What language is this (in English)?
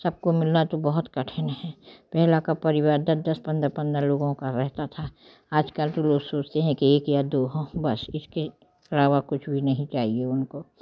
Hindi